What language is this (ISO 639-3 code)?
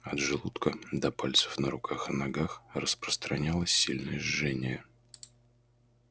rus